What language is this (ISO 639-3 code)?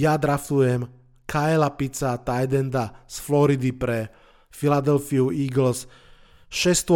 slk